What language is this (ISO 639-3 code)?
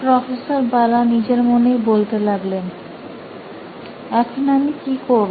ben